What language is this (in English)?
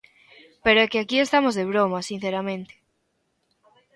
Galician